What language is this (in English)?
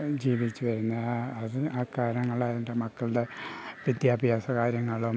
Malayalam